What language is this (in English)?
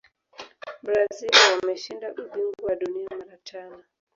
Swahili